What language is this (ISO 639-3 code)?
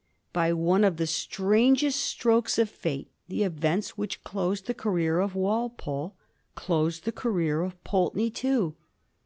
eng